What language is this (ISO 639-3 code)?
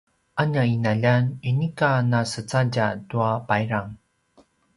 pwn